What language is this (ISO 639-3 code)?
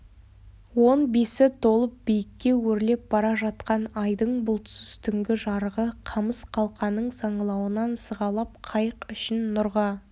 kaz